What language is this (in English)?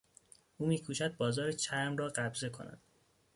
Persian